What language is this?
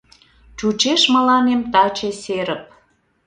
Mari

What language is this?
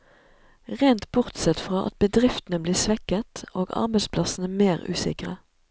Norwegian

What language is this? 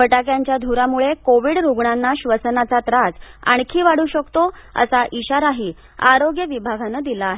Marathi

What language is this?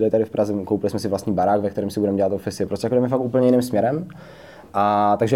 Czech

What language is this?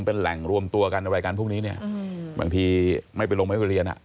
Thai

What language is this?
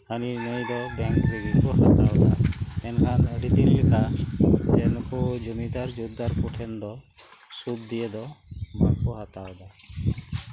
Santali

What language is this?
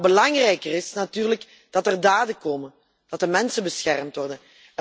Dutch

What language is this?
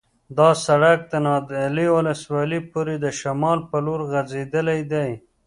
Pashto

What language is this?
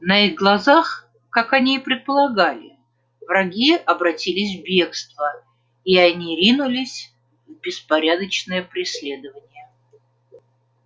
Russian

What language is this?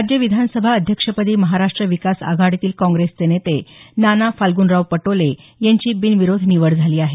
Marathi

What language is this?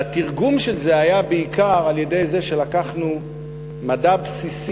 Hebrew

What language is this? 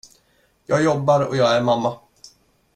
Swedish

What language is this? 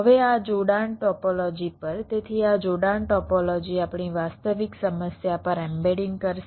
Gujarati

